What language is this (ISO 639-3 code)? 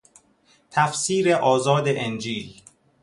fas